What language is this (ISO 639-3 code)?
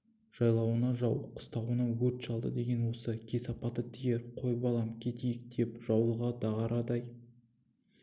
kaz